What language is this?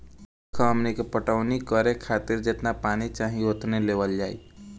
Bhojpuri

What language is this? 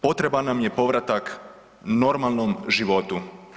Croatian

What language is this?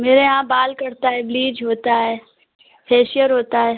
Hindi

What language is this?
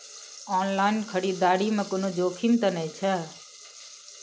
Maithili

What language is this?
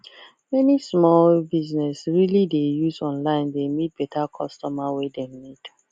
Nigerian Pidgin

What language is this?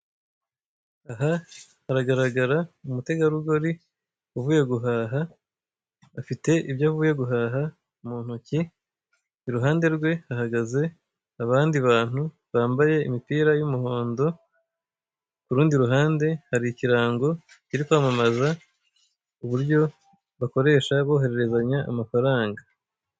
Kinyarwanda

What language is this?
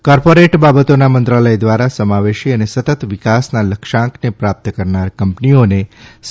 Gujarati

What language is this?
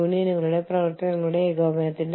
Malayalam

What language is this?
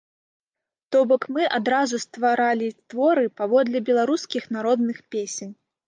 Belarusian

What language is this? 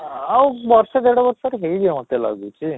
Odia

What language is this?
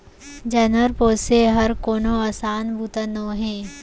Chhattisgarhi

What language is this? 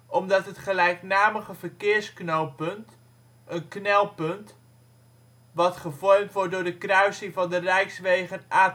Dutch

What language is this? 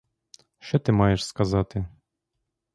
Ukrainian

